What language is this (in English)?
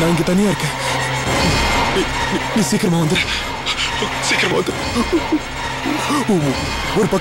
Indonesian